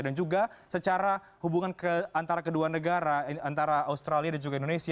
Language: Indonesian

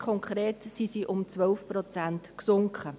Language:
Swiss German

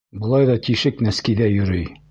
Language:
Bashkir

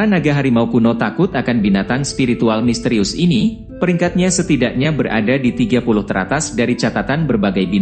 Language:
Indonesian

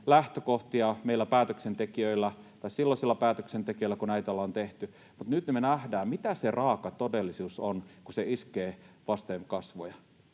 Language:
Finnish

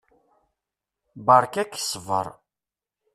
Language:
Kabyle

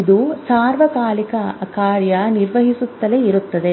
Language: Kannada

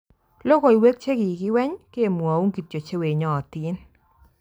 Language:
Kalenjin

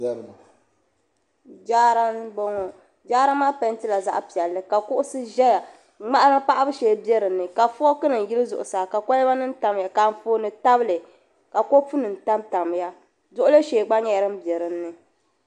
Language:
Dagbani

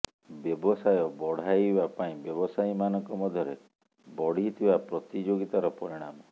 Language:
Odia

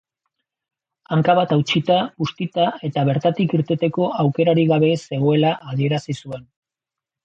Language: Basque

